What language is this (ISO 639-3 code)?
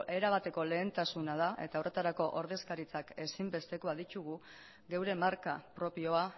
eus